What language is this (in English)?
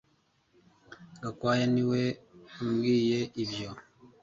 Kinyarwanda